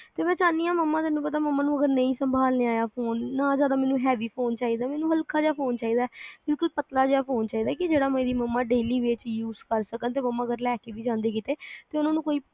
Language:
Punjabi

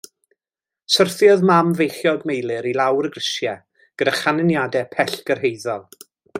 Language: Welsh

